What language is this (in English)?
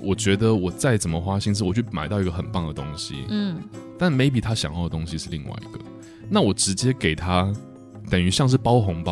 Chinese